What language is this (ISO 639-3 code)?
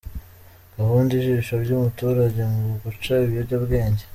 kin